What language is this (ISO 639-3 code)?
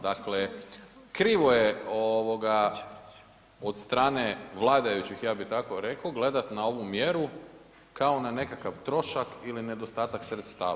hrv